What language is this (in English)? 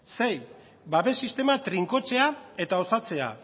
Basque